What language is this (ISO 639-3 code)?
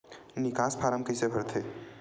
hne